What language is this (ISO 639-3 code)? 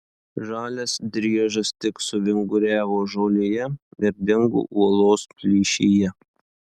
lit